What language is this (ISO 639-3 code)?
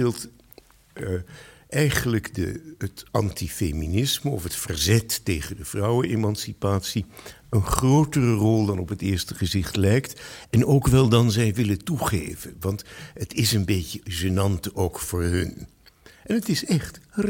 nld